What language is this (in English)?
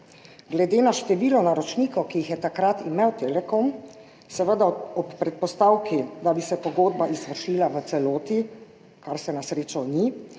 Slovenian